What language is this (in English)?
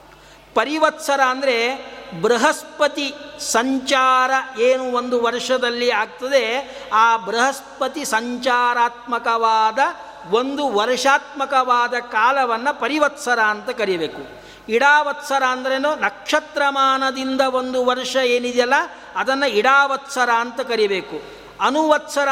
Kannada